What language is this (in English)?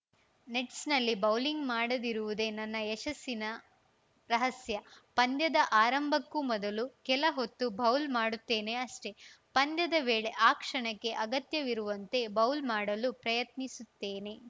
Kannada